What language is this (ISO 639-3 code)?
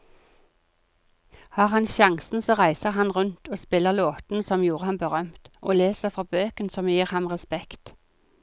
nor